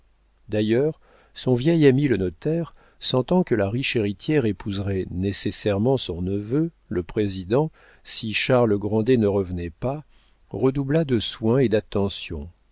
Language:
French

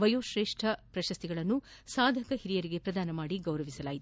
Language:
Kannada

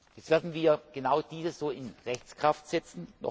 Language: German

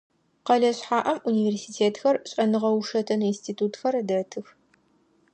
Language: Adyghe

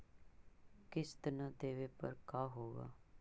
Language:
Magahi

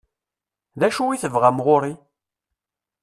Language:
Kabyle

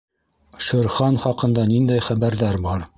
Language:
Bashkir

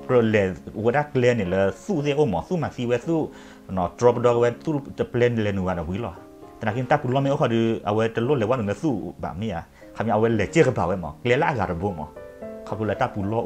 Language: Thai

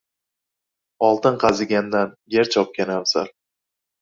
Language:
Uzbek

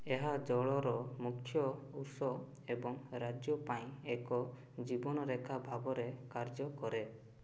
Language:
Odia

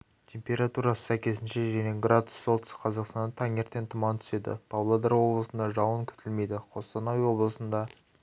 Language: Kazakh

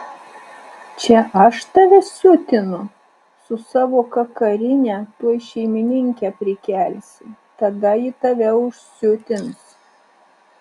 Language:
Lithuanian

